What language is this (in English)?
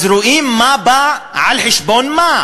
Hebrew